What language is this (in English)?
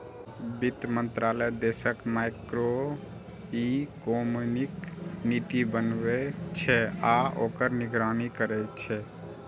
Maithili